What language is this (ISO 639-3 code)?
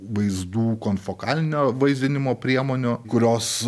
lit